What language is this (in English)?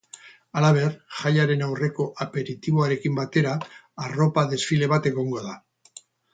Basque